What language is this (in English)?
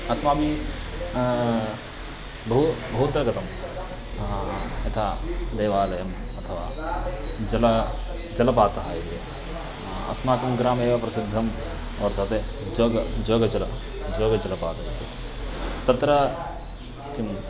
Sanskrit